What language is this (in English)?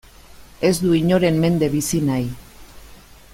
Basque